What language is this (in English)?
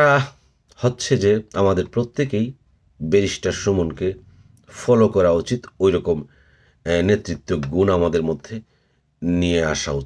Bangla